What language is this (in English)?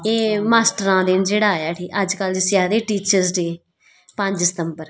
Dogri